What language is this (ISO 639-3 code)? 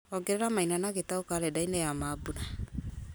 kik